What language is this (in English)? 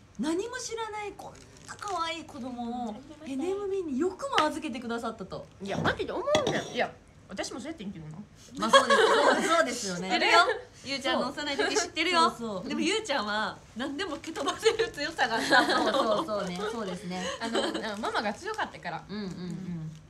Japanese